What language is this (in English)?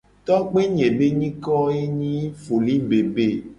Gen